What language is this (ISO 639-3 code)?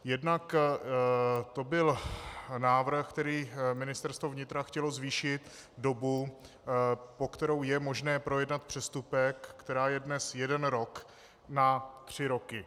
ces